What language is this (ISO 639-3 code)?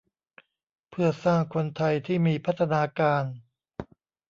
tha